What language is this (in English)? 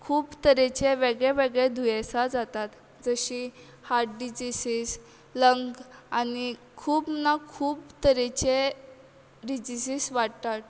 Konkani